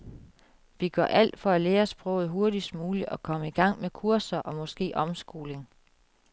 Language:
Danish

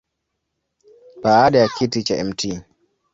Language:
Swahili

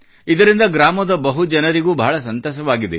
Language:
Kannada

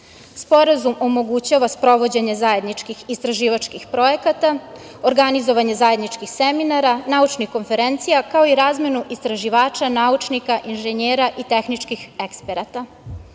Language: Serbian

